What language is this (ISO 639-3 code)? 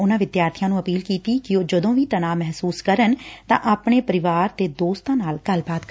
pan